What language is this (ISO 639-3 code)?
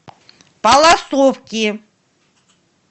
rus